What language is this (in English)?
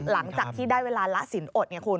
Thai